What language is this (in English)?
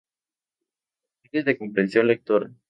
Spanish